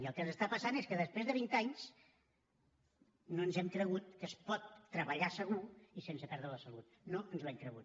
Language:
Catalan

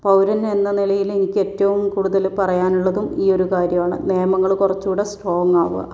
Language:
Malayalam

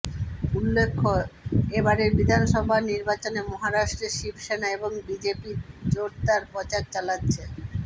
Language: Bangla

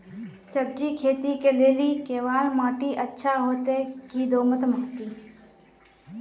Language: Maithili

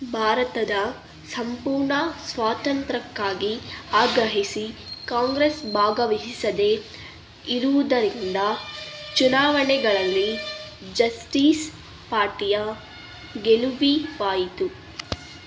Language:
Kannada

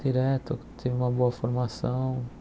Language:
Portuguese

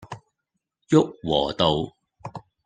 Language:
Cantonese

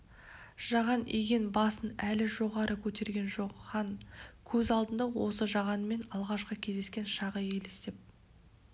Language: Kazakh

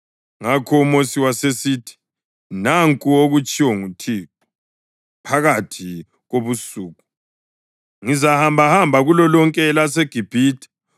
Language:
North Ndebele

